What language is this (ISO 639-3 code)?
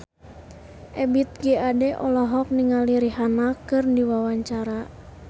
sun